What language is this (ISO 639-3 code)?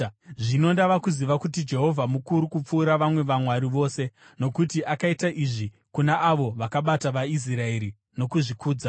sna